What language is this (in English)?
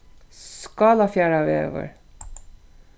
Faroese